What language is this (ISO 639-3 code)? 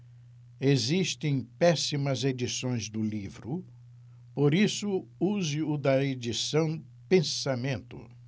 por